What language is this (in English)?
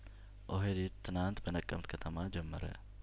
Amharic